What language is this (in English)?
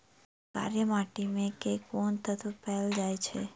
Maithili